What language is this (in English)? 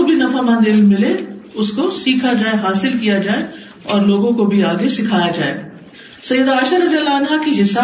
Urdu